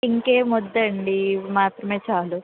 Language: Telugu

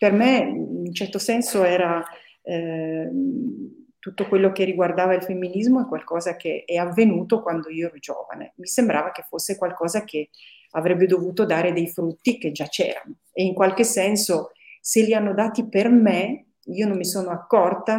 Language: Italian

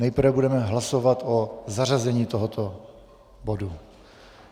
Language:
Czech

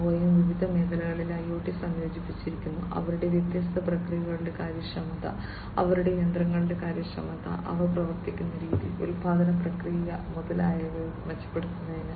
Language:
Malayalam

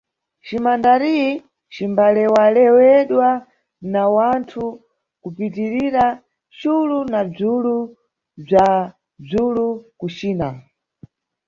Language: Nyungwe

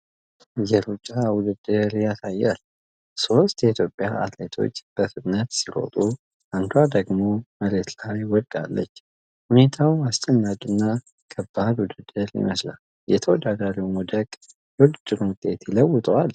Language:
Amharic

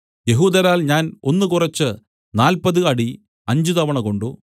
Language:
Malayalam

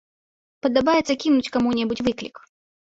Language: Belarusian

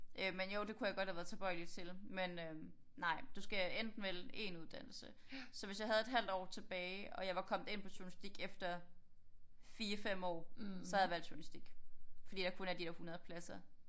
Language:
Danish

